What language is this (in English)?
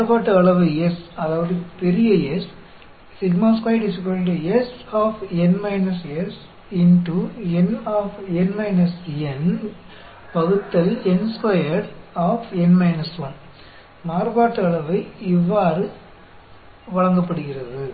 Tamil